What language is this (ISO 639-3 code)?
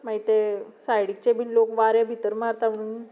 kok